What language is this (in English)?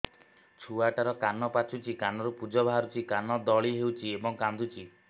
Odia